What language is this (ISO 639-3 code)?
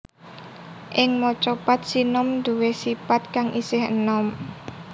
jav